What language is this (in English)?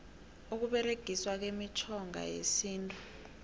South Ndebele